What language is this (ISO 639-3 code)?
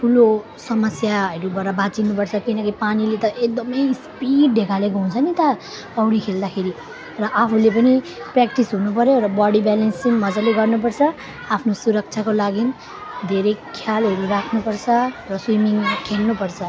nep